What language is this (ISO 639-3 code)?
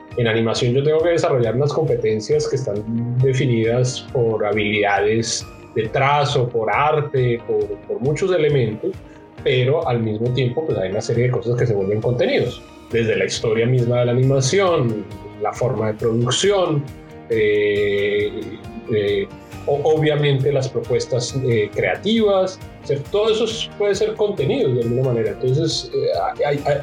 spa